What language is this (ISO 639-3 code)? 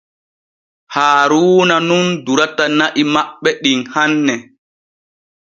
fue